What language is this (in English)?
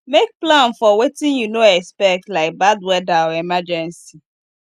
Nigerian Pidgin